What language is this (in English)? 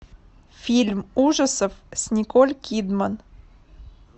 Russian